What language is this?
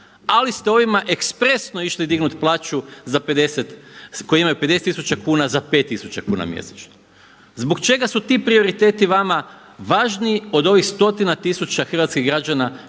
Croatian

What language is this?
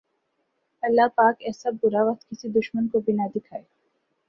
Urdu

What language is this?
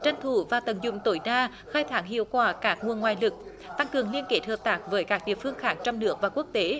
Vietnamese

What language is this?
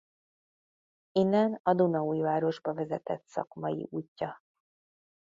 Hungarian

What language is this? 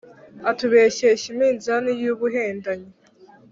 Kinyarwanda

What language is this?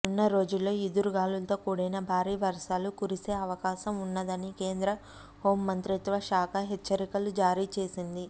Telugu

